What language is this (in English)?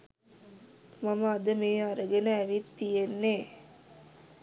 Sinhala